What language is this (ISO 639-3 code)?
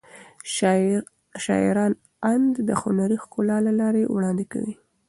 pus